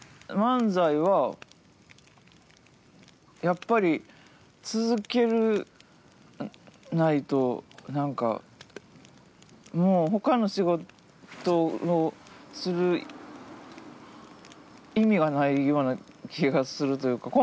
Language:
Japanese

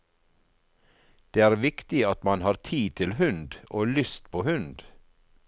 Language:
Norwegian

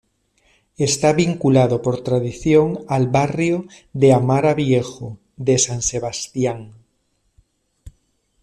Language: Spanish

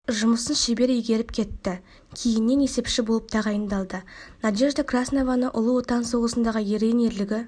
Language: Kazakh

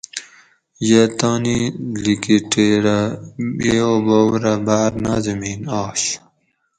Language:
Gawri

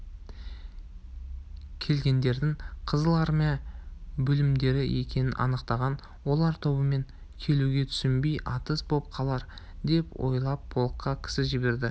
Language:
Kazakh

